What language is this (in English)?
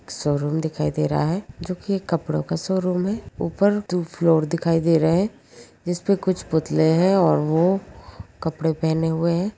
Magahi